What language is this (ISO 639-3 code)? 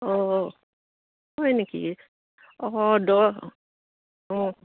asm